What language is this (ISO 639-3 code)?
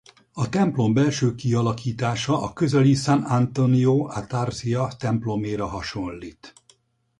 hun